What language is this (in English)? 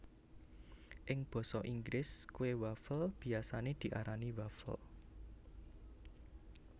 Javanese